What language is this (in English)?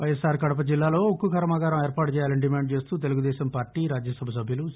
Telugu